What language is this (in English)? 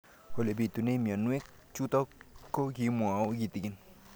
Kalenjin